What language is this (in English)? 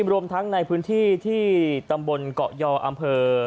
Thai